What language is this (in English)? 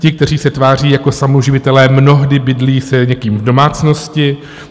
Czech